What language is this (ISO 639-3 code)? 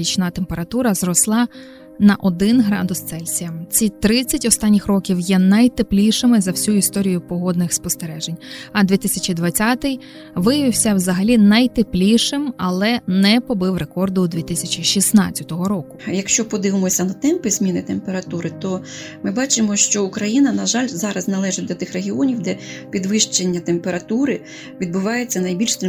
ukr